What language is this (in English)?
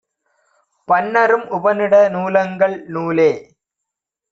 Tamil